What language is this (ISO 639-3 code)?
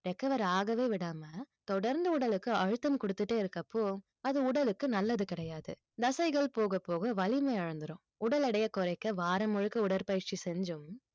tam